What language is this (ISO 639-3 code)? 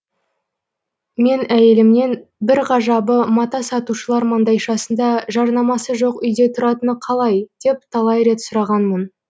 kaz